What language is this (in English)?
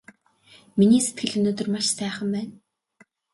Mongolian